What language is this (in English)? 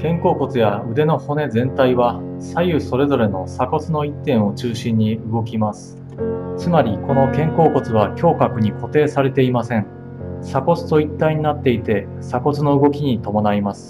Japanese